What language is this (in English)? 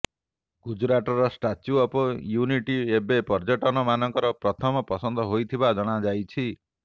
Odia